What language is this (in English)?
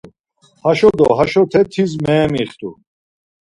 Laz